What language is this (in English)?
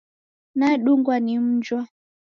Taita